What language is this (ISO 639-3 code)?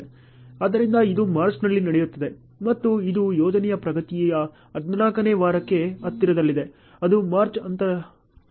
kan